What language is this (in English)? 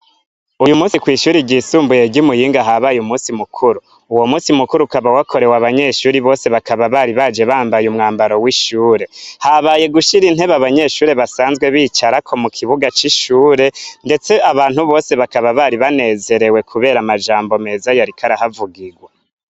Rundi